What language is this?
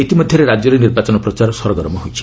Odia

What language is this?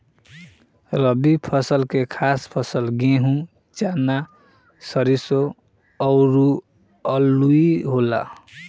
Bhojpuri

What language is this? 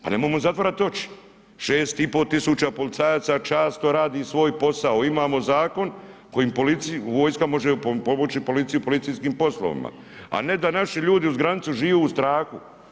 Croatian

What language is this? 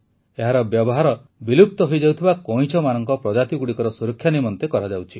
Odia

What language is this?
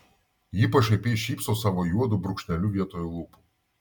Lithuanian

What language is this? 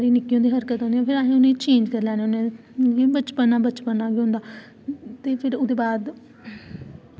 Dogri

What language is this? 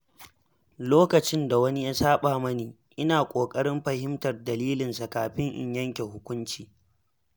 Hausa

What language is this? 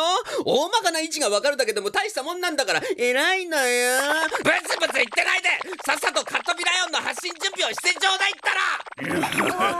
Japanese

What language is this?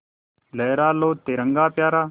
Hindi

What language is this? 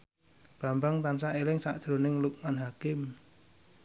Javanese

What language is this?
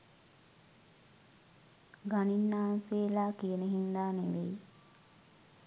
Sinhala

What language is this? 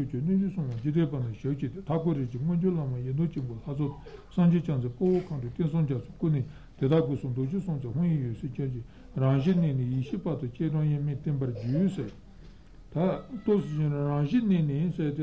Italian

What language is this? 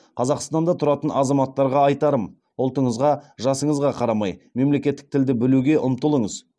Kazakh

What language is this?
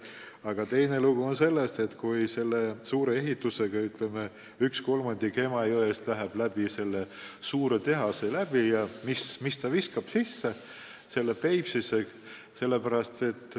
Estonian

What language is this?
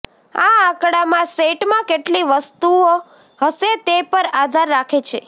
Gujarati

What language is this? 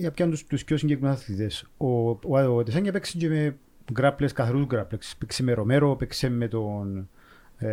Greek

